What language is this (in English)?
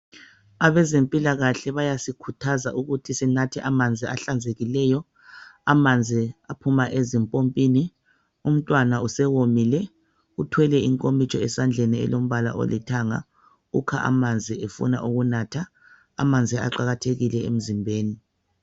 North Ndebele